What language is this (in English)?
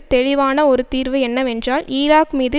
Tamil